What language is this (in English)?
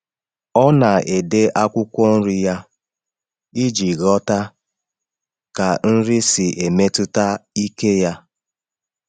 Igbo